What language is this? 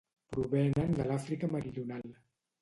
Catalan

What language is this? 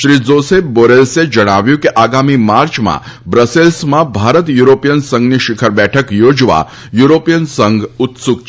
Gujarati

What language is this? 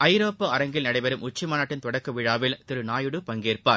Tamil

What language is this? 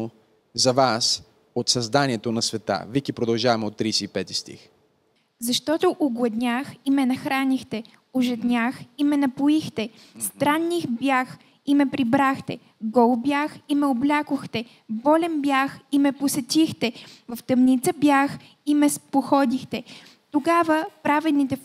Bulgarian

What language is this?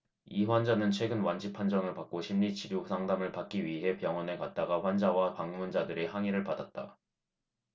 Korean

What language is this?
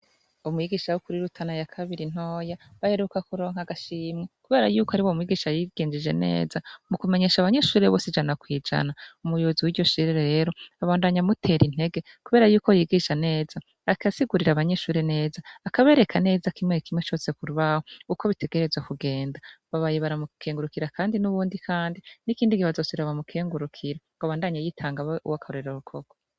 Rundi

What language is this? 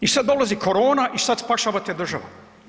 Croatian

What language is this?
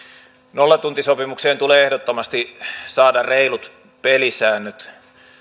Finnish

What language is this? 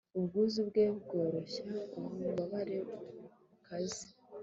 Kinyarwanda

